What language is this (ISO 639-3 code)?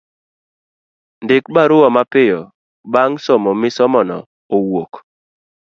luo